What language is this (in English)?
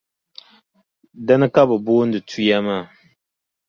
Dagbani